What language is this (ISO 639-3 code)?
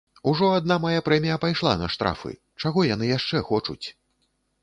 bel